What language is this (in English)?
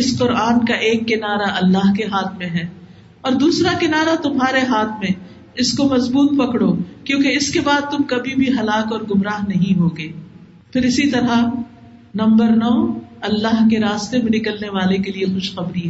Urdu